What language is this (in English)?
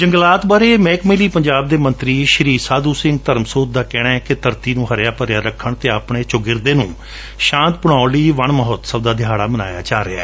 Punjabi